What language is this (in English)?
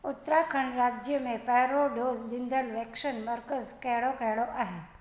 Sindhi